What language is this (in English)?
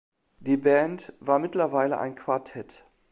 German